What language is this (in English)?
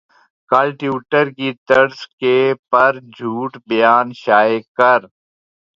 Urdu